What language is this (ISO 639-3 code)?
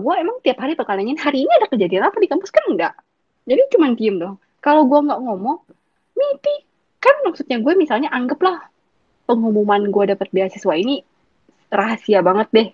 ind